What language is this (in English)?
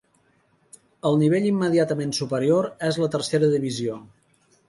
Catalan